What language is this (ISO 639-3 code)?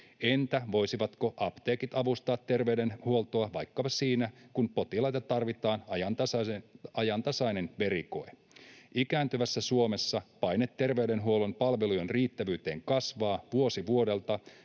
fin